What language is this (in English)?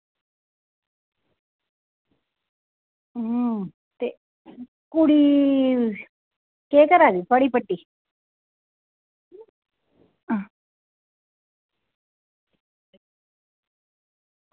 Dogri